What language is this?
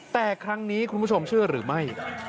Thai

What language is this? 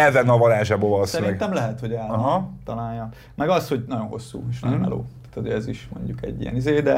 Hungarian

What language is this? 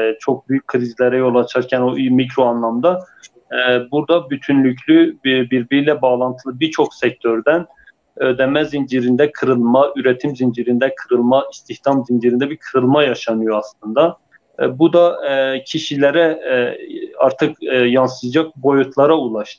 Turkish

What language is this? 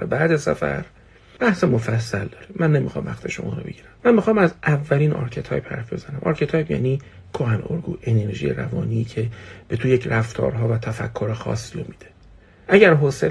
Persian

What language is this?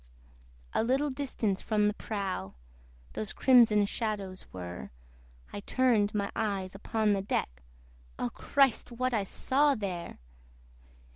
English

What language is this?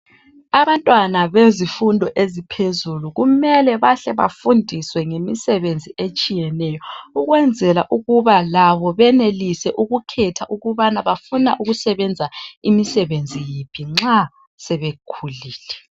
North Ndebele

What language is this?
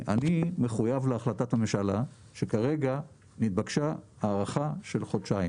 Hebrew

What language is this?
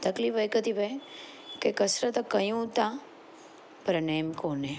Sindhi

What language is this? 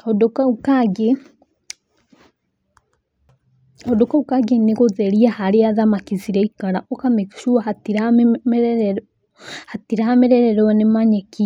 Kikuyu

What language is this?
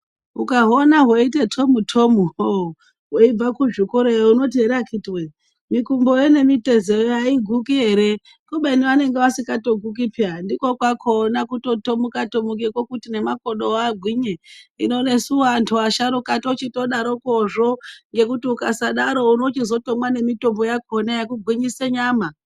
Ndau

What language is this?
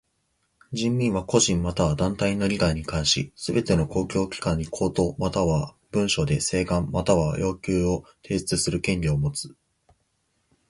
Japanese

